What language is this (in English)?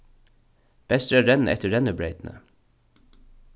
Faroese